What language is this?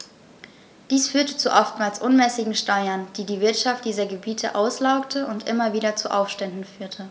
German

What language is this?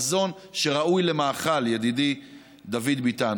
Hebrew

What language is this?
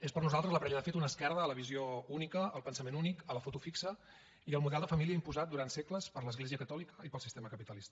Catalan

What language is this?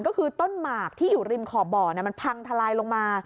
Thai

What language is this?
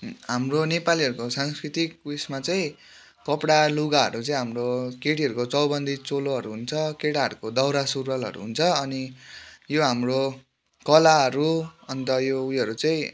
Nepali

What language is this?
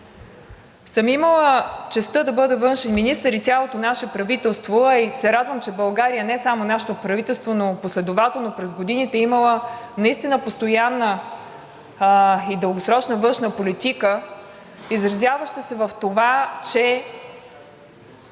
Bulgarian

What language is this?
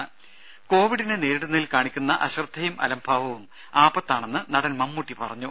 Malayalam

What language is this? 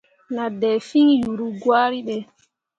Mundang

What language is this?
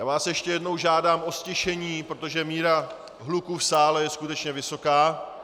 Czech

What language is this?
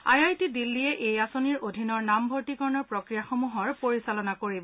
Assamese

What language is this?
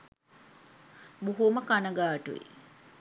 Sinhala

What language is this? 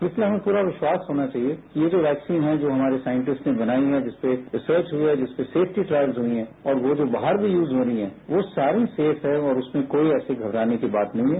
Hindi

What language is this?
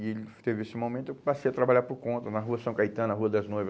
Portuguese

